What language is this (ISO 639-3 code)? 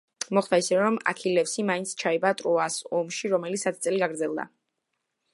kat